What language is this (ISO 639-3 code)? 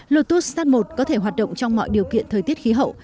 vie